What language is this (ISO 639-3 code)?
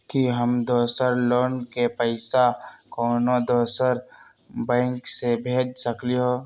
mag